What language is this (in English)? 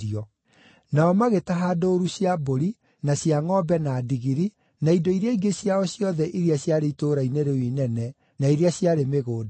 Kikuyu